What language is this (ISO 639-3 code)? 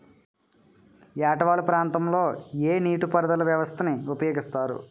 tel